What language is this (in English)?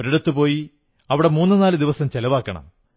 Malayalam